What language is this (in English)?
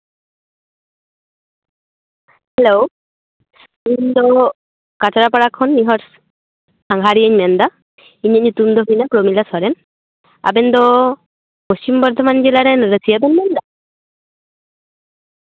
Santali